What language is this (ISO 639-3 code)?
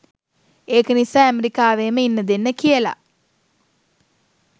sin